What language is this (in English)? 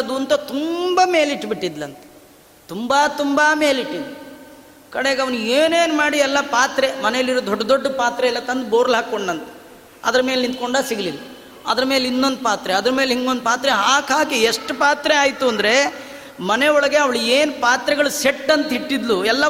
Kannada